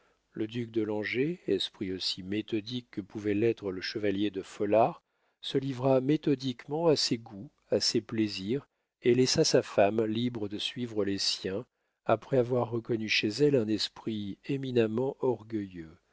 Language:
French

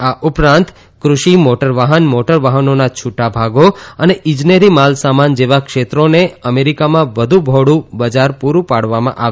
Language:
Gujarati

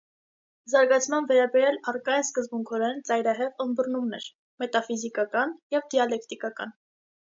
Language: Armenian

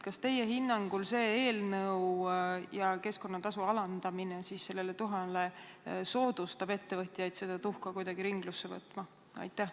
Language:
Estonian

